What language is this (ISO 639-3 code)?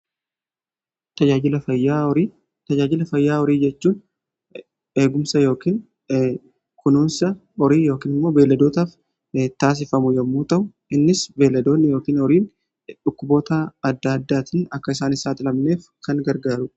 orm